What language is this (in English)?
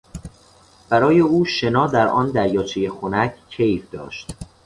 Persian